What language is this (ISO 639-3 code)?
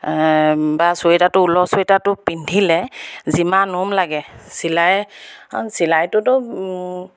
asm